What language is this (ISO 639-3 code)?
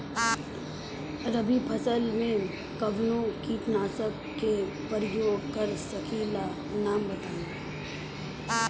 bho